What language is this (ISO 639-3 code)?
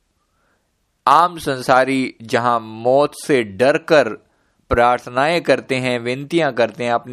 hin